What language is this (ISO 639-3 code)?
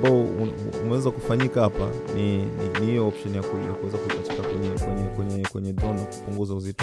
swa